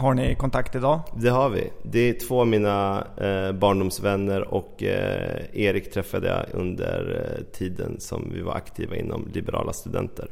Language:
Swedish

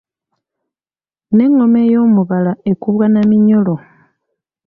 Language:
Ganda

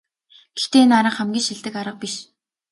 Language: Mongolian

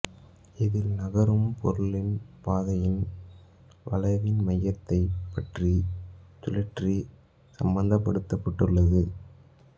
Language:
Tamil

